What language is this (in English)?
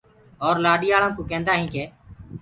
Gurgula